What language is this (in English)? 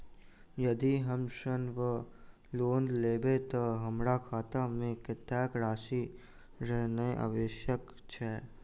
Maithili